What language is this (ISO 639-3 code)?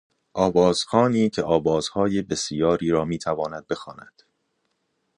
fas